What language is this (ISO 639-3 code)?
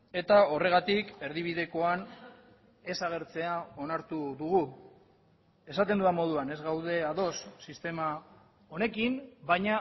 eus